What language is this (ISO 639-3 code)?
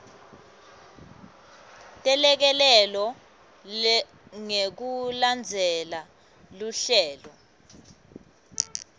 ssw